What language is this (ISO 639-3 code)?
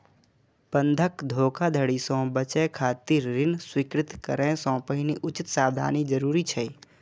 mai